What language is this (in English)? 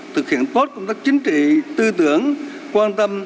Vietnamese